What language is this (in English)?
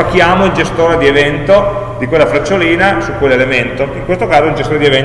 Italian